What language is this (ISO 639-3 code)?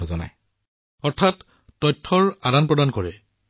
asm